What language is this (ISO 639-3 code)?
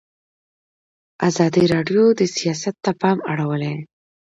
pus